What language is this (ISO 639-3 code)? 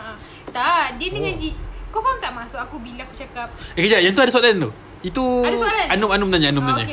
msa